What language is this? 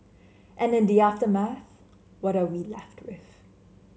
English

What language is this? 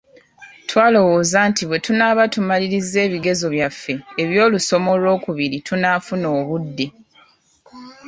Ganda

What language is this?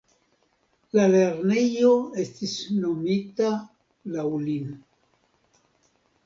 Esperanto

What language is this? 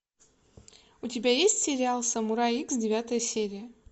Russian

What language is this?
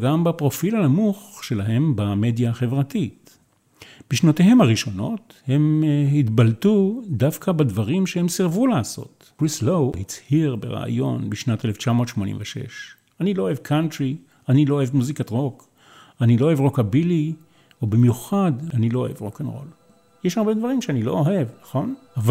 Hebrew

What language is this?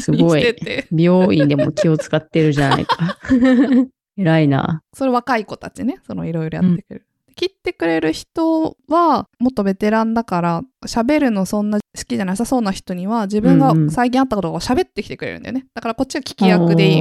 Japanese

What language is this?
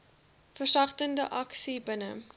Afrikaans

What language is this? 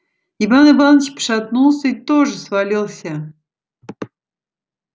Russian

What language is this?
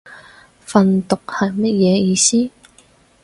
Cantonese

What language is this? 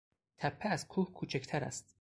Persian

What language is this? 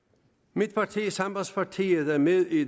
Danish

